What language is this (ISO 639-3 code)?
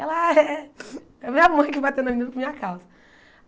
por